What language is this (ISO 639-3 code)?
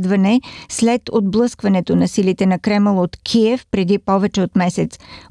bul